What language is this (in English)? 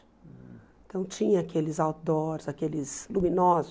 Portuguese